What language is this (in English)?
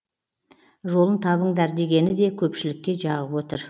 Kazakh